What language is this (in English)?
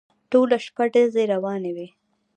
Pashto